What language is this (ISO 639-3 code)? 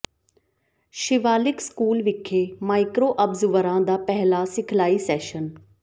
pan